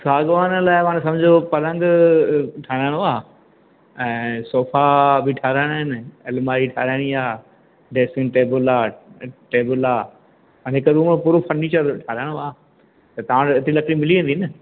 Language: Sindhi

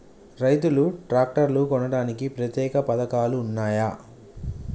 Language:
Telugu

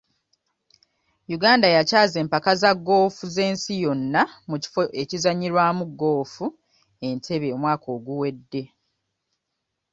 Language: Ganda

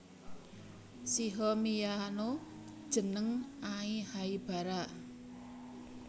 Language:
Javanese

